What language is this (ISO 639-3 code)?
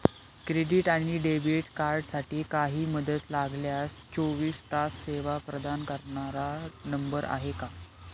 mar